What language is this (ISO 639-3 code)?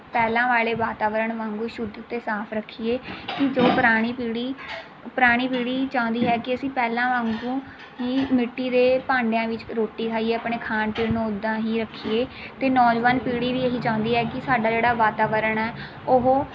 pan